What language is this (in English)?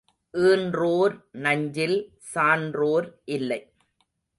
Tamil